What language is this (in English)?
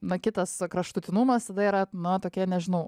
Lithuanian